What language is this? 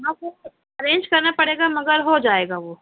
Urdu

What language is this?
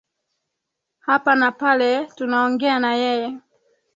Swahili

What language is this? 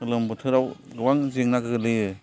Bodo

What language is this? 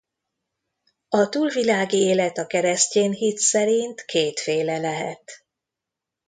Hungarian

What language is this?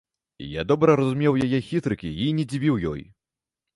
Belarusian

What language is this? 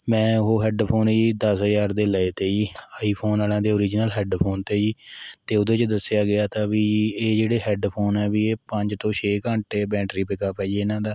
Punjabi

